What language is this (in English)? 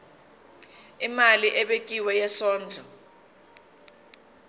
Zulu